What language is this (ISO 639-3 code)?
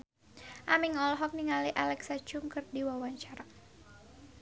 sun